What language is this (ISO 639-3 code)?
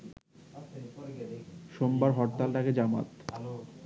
ben